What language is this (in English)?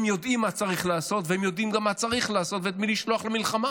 Hebrew